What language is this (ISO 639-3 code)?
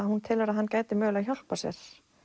isl